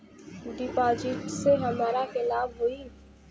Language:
Bhojpuri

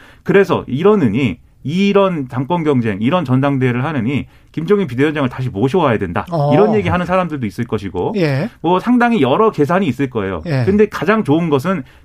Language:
Korean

